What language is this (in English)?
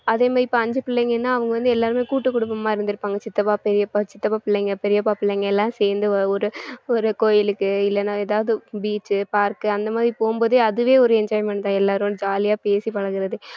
Tamil